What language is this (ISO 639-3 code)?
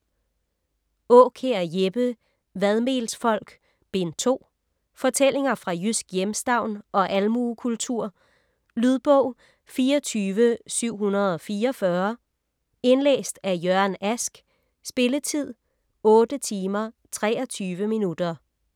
dan